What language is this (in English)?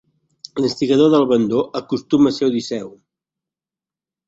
Catalan